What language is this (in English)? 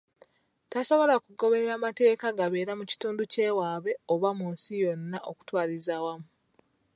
Ganda